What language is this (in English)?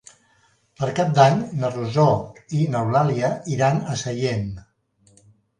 Catalan